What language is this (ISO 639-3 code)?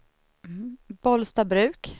swe